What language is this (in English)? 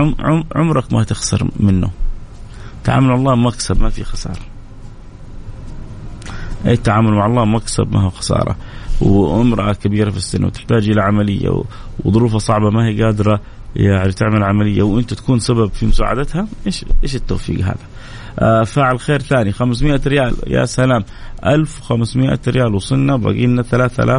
Arabic